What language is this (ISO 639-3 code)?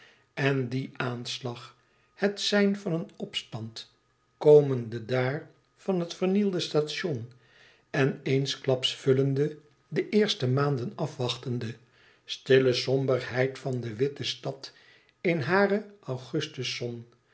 nld